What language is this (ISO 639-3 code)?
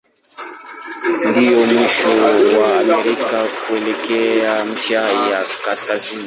swa